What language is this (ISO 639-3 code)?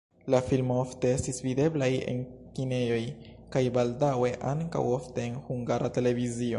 epo